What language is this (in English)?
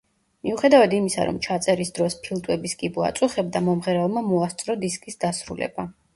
Georgian